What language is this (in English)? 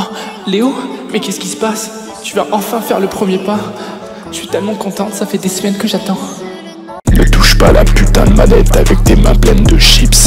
French